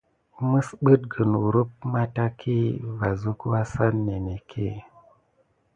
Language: Gidar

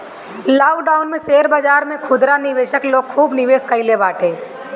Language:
Bhojpuri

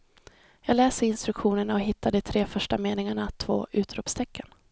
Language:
Swedish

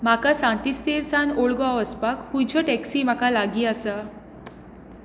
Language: Konkani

